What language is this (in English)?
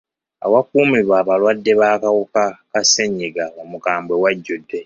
Ganda